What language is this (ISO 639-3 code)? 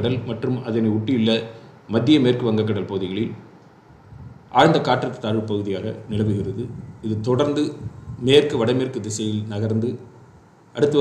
tur